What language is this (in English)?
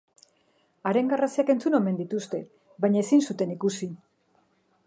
Basque